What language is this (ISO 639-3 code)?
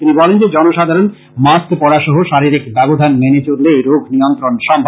ben